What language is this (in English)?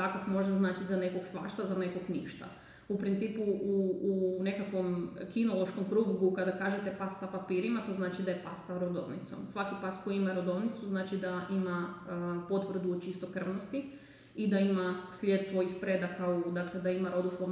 Croatian